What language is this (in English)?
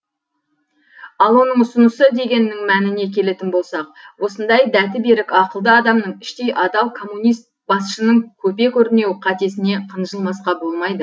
Kazakh